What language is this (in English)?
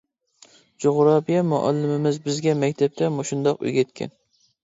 Uyghur